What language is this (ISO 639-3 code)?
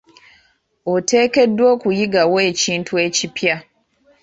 lug